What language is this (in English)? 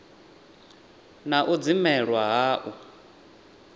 Venda